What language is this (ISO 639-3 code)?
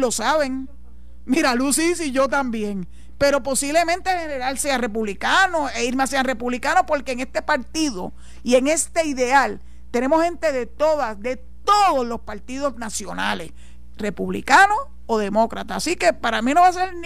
spa